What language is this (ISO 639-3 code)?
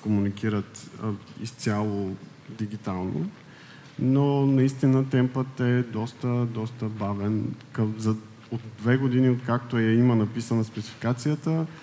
bul